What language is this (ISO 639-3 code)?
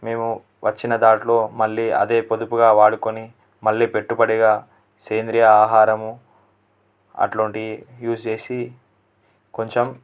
tel